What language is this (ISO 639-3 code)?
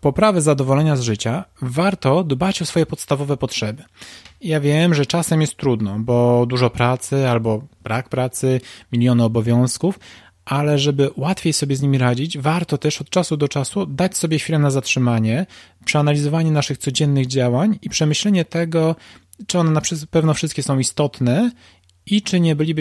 pol